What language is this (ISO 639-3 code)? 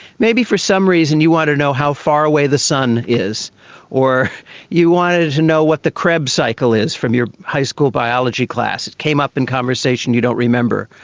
eng